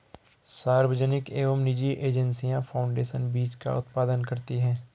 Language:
Hindi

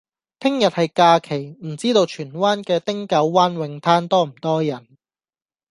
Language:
Cantonese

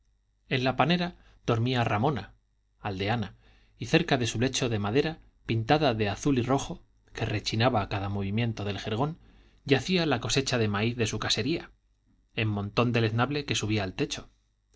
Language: Spanish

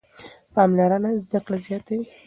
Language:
Pashto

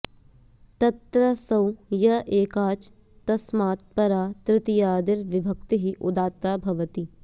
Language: Sanskrit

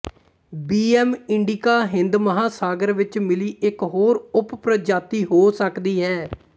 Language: Punjabi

